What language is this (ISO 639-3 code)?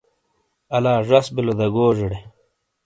scl